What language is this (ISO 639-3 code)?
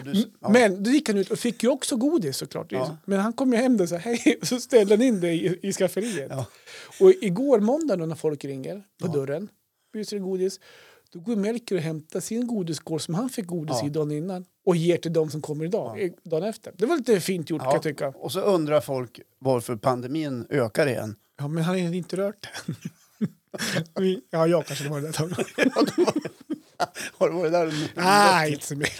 swe